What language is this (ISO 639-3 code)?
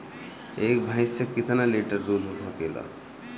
bho